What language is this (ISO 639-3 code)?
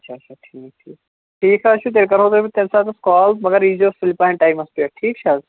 kas